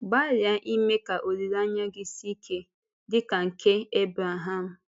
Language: Igbo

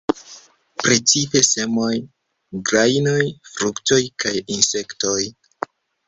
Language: Esperanto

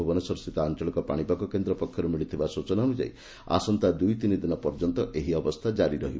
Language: Odia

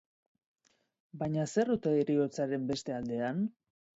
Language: Basque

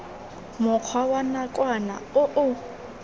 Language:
Tswana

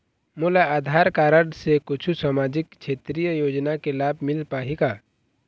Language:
Chhattisgarhi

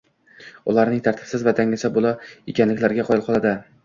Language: Uzbek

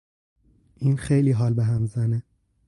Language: Persian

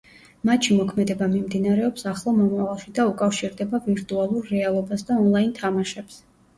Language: Georgian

